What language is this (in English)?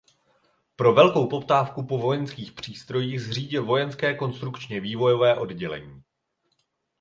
Czech